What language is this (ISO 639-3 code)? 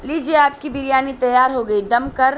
urd